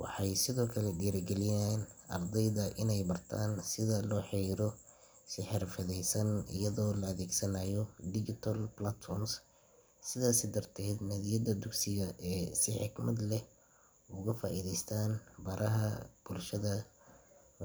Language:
Somali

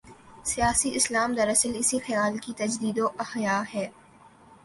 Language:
Urdu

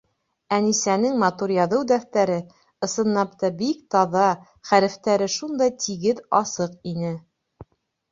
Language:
Bashkir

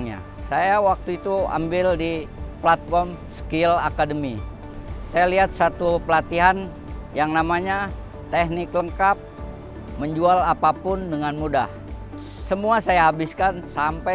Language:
Indonesian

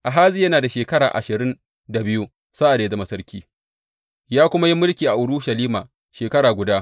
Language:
Hausa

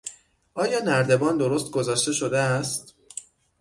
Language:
Persian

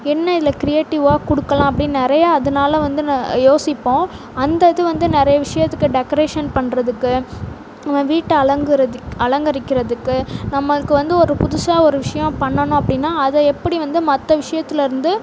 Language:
Tamil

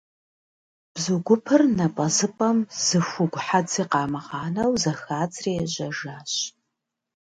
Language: Kabardian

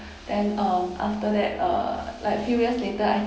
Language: English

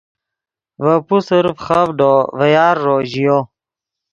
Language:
Yidgha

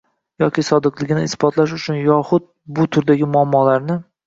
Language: Uzbek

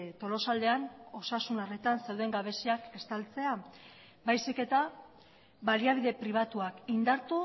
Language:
Basque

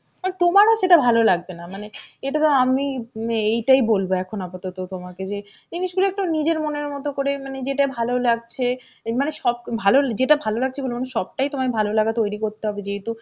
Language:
Bangla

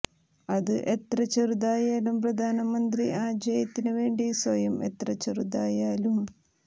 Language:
Malayalam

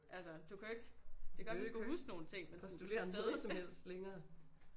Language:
Danish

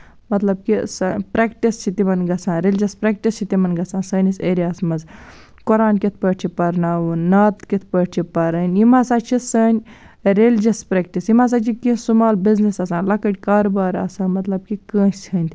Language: Kashmiri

